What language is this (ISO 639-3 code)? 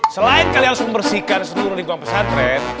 ind